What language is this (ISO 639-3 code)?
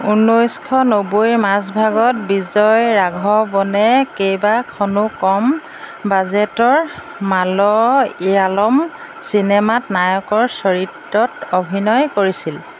asm